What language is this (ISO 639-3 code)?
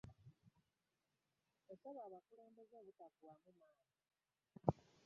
lug